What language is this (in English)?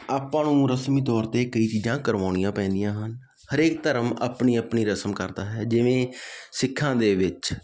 Punjabi